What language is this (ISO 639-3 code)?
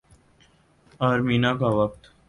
urd